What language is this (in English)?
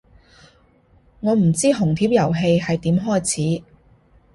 Cantonese